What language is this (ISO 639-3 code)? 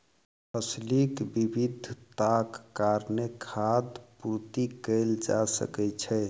mai